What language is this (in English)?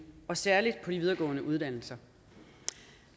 Danish